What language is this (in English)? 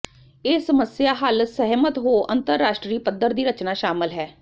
Punjabi